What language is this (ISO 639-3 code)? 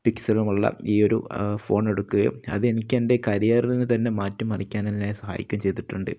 mal